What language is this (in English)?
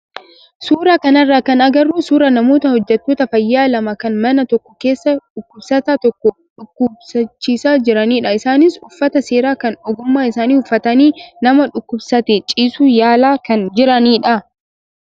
Oromo